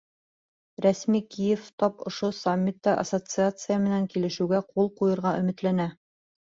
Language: Bashkir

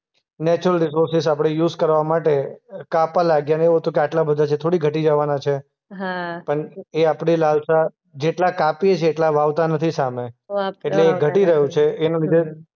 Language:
Gujarati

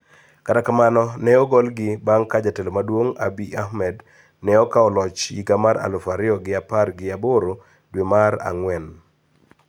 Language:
Luo (Kenya and Tanzania)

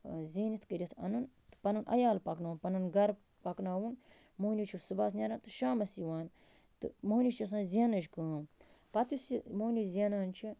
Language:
Kashmiri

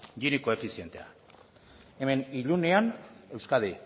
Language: Basque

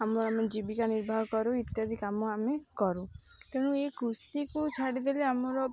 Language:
Odia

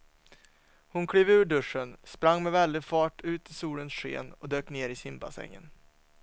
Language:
Swedish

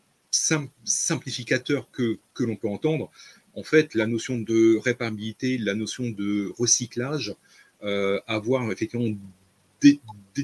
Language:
French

